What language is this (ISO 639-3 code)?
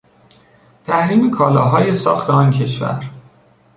fas